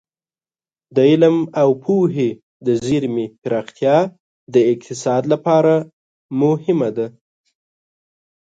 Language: Pashto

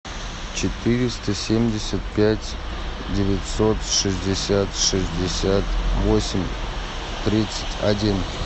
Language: Russian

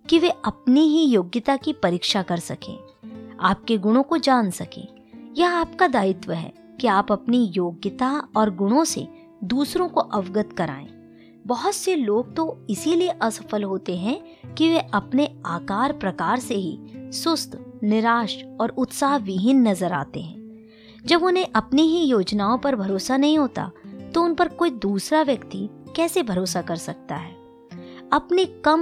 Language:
Hindi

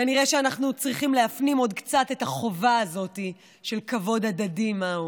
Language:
Hebrew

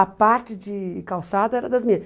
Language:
Portuguese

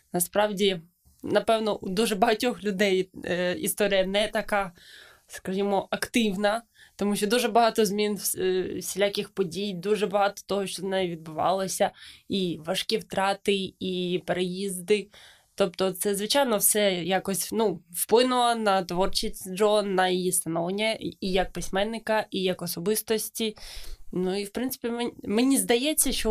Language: Ukrainian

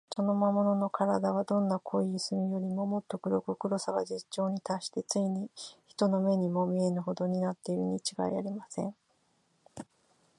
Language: Japanese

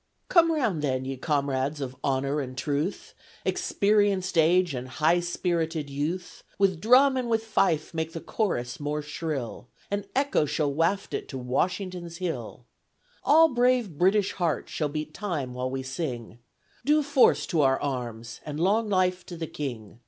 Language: English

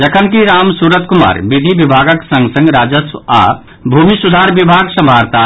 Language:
Maithili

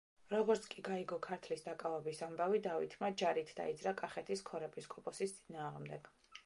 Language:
Georgian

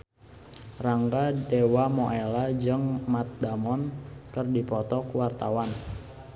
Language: Sundanese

